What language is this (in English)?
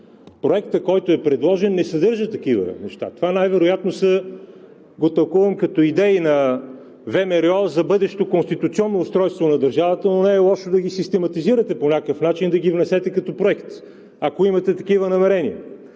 Bulgarian